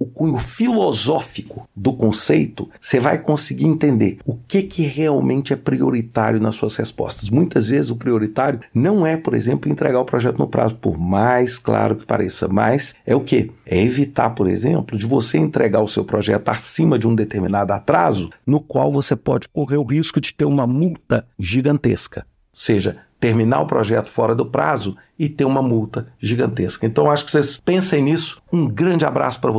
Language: Portuguese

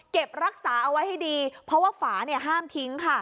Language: Thai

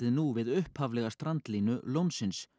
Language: Icelandic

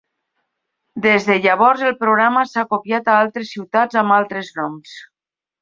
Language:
Catalan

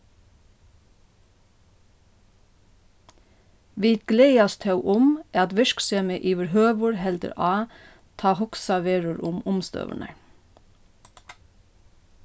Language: Faroese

